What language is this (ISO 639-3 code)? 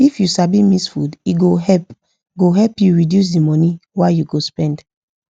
pcm